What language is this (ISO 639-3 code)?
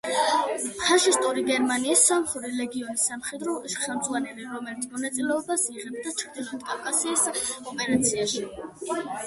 kat